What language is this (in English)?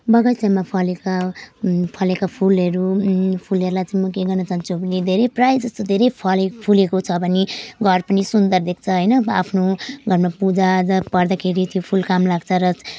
Nepali